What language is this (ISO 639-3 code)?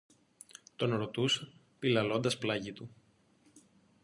ell